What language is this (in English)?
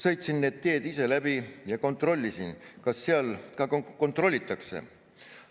Estonian